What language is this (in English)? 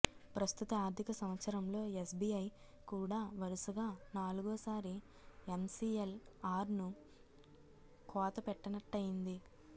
Telugu